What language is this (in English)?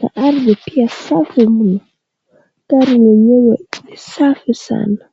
Swahili